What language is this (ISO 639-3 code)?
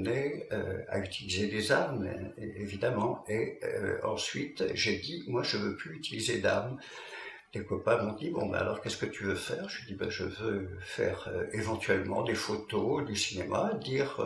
fra